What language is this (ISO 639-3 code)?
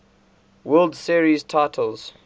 eng